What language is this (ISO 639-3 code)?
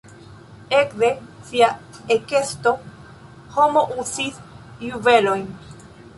epo